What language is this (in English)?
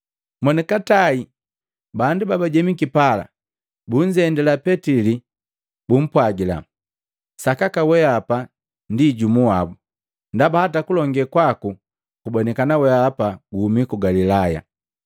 Matengo